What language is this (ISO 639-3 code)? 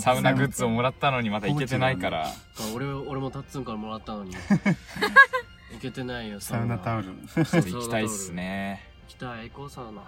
jpn